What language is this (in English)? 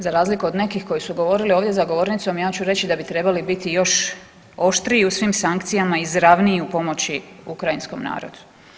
Croatian